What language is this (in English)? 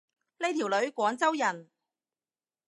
Cantonese